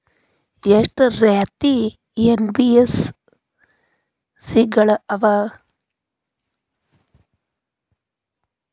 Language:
Kannada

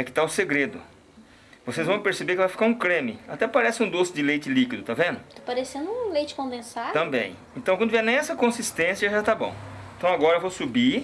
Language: Portuguese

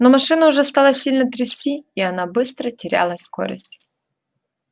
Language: Russian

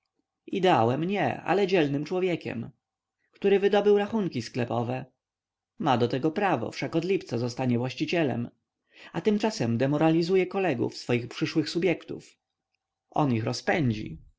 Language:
Polish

